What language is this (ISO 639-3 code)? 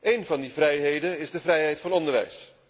nld